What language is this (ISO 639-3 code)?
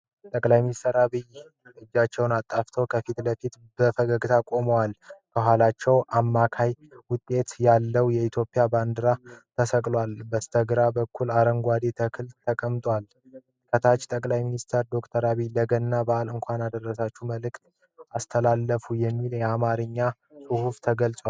amh